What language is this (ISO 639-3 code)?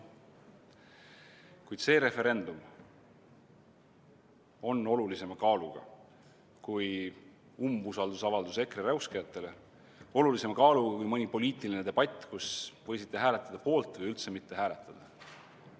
est